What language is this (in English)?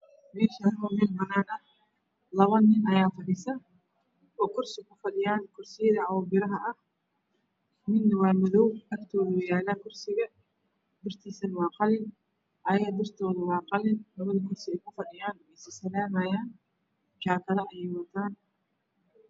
Somali